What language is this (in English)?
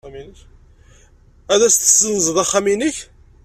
Kabyle